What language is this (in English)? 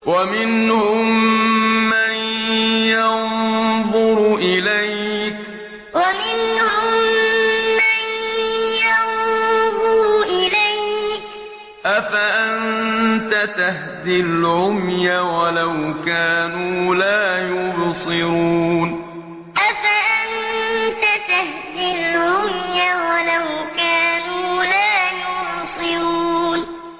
Arabic